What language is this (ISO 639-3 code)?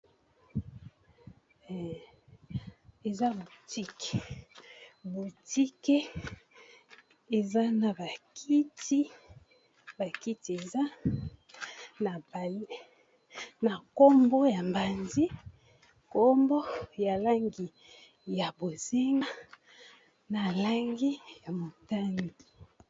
lin